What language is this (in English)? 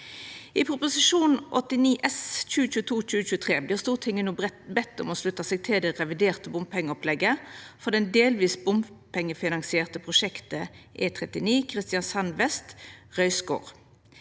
Norwegian